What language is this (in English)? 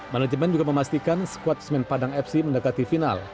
Indonesian